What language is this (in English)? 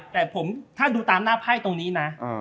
Thai